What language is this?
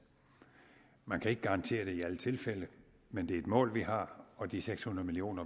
Danish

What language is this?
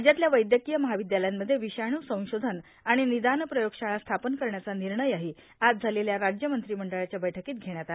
Marathi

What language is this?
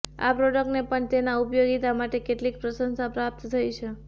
Gujarati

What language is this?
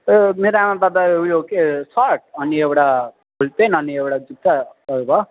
Nepali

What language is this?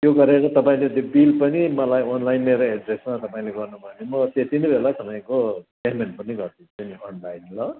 Nepali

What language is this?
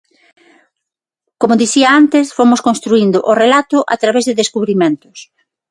Galician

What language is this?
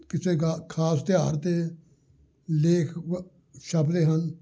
Punjabi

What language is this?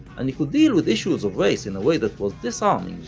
English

